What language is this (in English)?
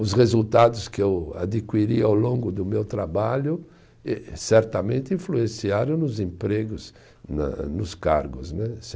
Portuguese